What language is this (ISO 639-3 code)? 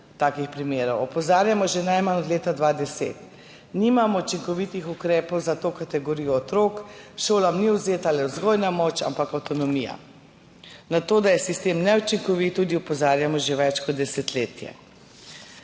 slv